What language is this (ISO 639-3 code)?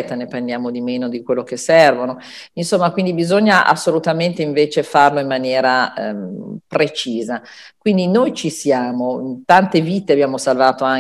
ita